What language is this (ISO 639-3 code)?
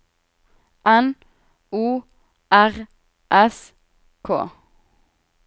nor